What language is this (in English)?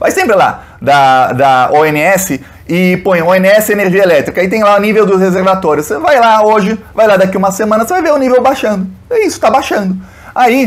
Portuguese